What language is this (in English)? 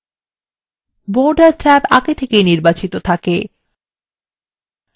Bangla